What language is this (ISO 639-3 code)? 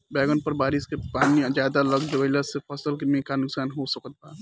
bho